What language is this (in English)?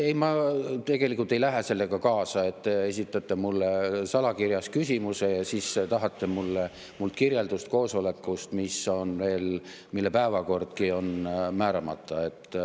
Estonian